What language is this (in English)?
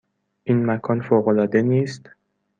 Persian